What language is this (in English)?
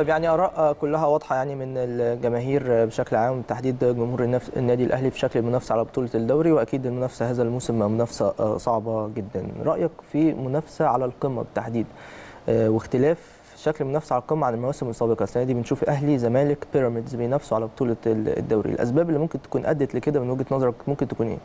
Arabic